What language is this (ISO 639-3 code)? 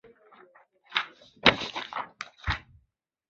zho